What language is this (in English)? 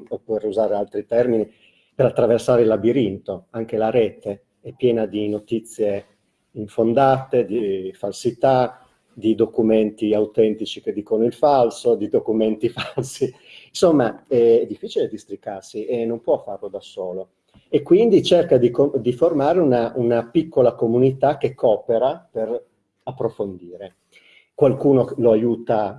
Italian